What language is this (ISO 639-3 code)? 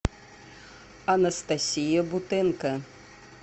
rus